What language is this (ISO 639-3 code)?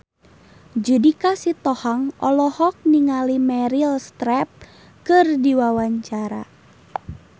sun